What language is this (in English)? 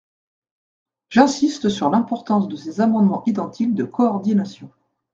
French